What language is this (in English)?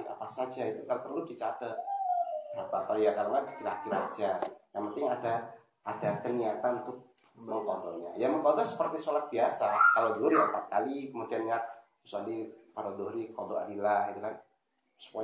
Indonesian